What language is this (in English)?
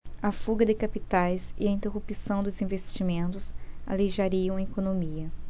Portuguese